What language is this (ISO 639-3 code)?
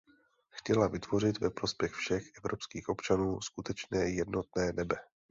ces